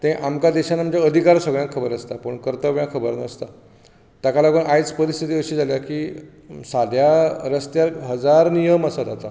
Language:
Konkani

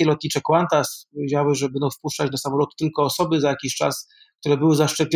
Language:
Polish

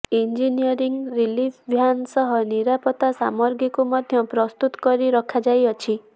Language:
Odia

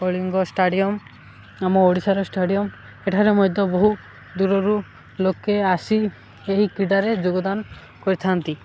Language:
Odia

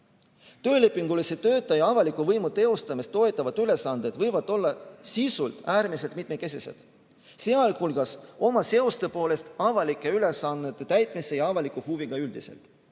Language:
Estonian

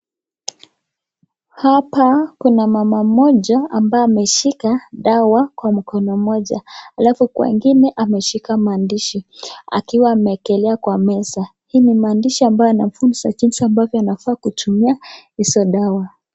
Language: Swahili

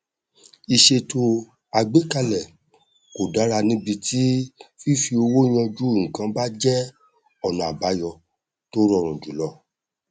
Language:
Yoruba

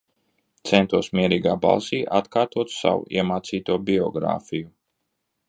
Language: Latvian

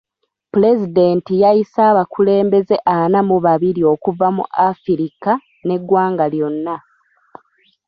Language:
Ganda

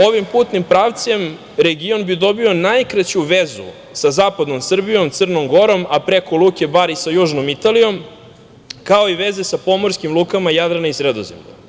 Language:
Serbian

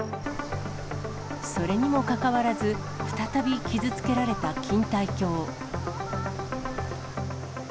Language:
Japanese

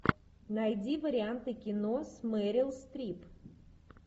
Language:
Russian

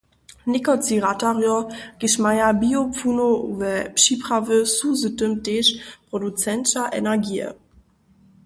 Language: Upper Sorbian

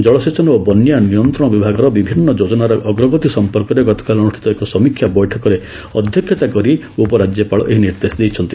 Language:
Odia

